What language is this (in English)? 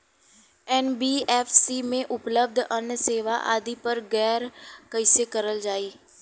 Bhojpuri